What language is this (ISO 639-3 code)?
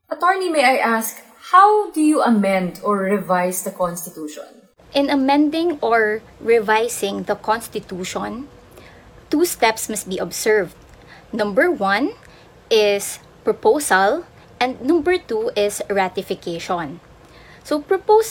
fil